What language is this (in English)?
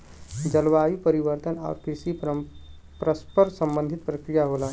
Bhojpuri